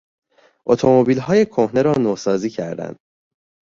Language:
Persian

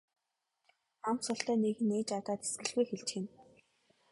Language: Mongolian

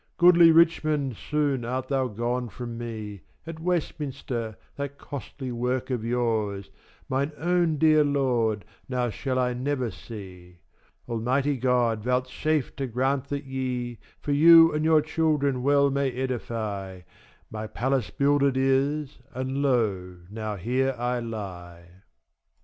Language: English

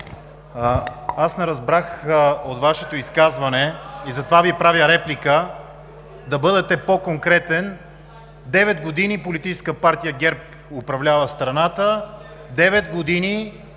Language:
Bulgarian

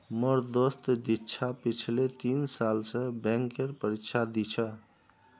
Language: Magahi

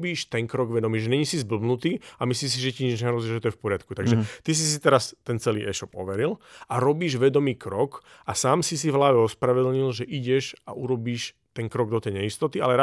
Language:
Slovak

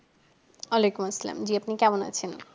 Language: Bangla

